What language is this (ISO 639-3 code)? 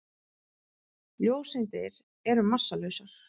isl